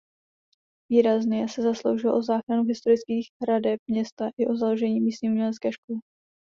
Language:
Czech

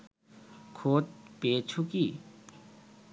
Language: Bangla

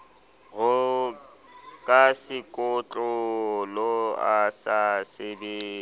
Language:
Southern Sotho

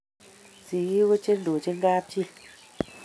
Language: Kalenjin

